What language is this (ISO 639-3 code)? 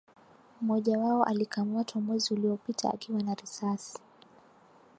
swa